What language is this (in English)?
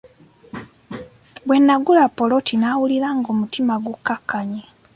Ganda